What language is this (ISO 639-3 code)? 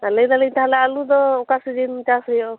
sat